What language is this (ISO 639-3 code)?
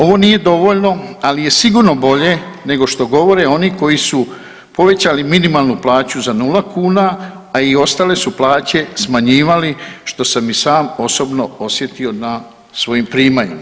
hrv